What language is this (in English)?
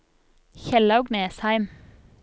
Norwegian